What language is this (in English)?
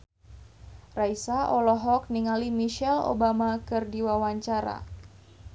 Sundanese